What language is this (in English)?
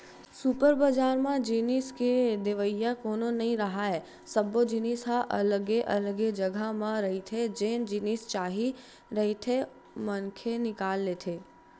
Chhattisgarhi